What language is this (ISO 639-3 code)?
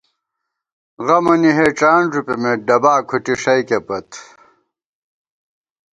gwt